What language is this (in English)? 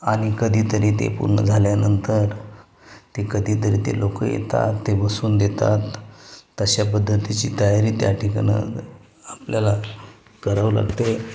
Marathi